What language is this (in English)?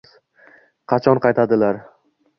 Uzbek